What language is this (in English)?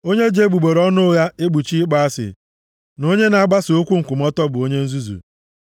Igbo